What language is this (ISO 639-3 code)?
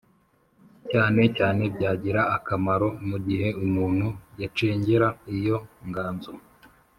kin